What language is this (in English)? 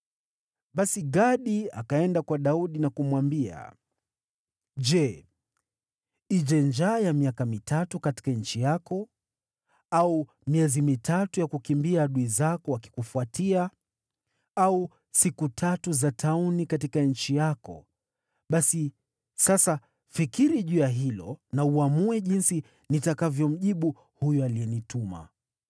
Swahili